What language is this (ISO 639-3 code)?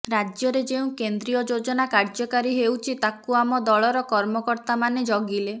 ori